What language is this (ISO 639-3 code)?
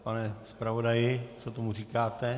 ces